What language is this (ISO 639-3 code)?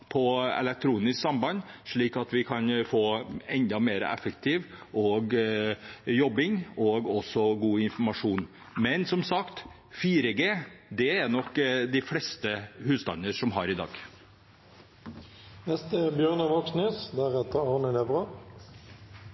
nob